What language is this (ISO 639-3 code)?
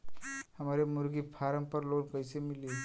bho